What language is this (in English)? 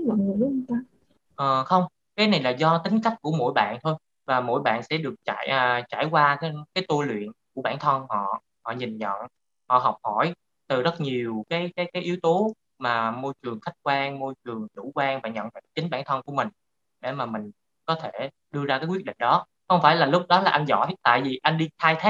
Vietnamese